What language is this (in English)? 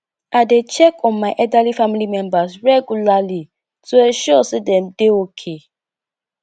Nigerian Pidgin